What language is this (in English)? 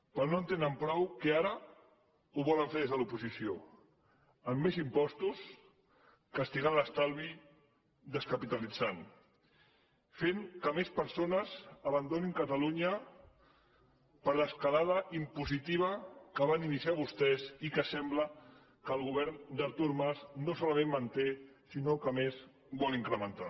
Catalan